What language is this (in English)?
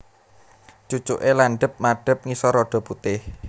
Javanese